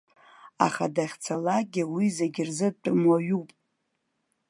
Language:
Abkhazian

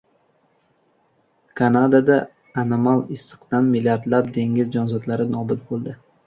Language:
Uzbek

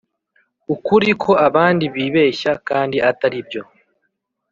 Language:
Kinyarwanda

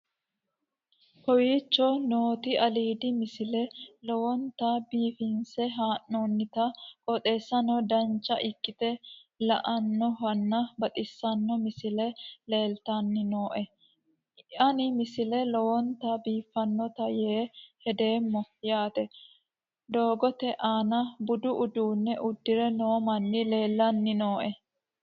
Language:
Sidamo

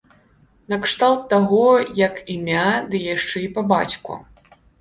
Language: Belarusian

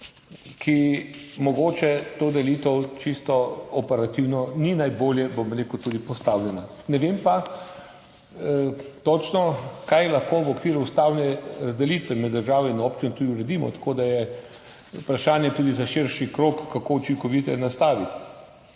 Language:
Slovenian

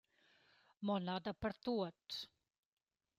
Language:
Romansh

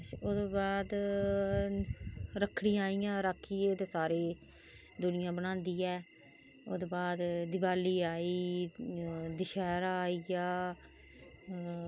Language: Dogri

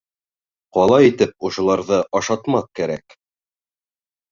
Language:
Bashkir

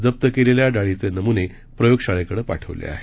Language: Marathi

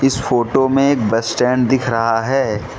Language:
Hindi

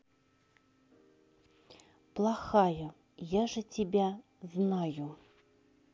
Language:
Russian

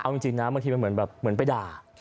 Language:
Thai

